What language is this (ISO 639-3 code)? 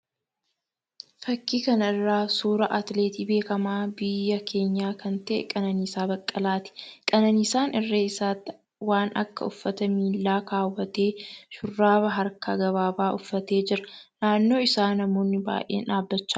orm